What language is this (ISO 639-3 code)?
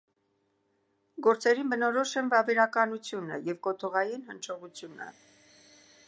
hye